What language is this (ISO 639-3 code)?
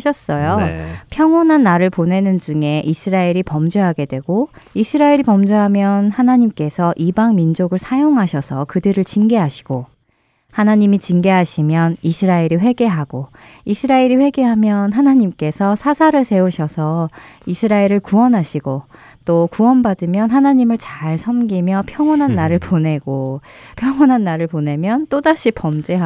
kor